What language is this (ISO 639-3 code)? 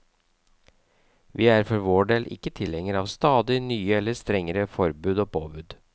nor